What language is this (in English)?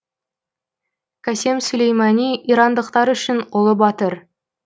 Kazakh